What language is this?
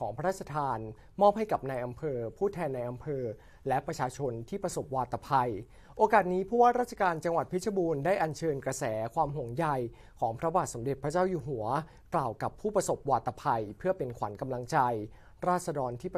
Thai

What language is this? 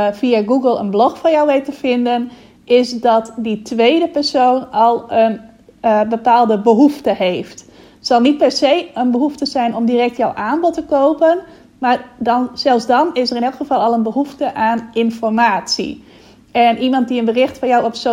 Dutch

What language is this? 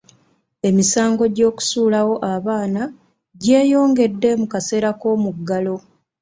Ganda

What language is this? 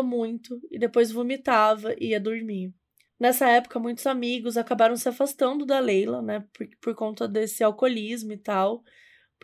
Portuguese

